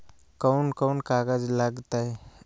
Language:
Magahi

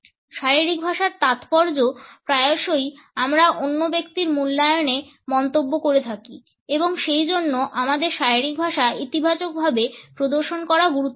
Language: Bangla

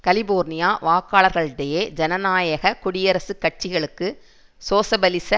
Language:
Tamil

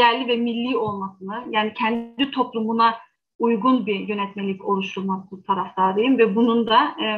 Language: Turkish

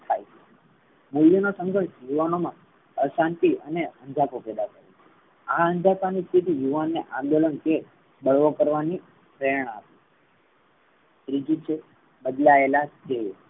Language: Gujarati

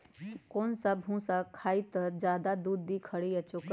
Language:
Magahi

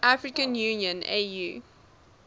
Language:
English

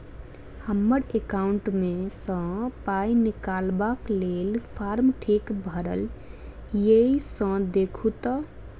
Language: Maithili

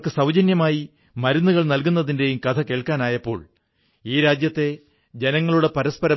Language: Malayalam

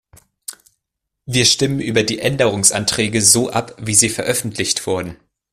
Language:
German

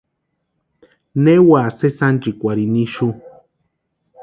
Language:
Western Highland Purepecha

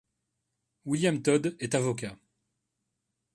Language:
French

